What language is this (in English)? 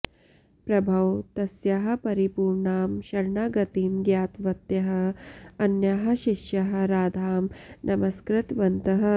Sanskrit